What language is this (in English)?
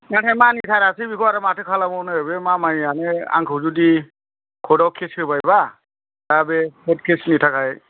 Bodo